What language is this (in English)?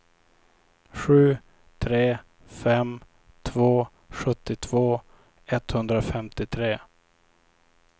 Swedish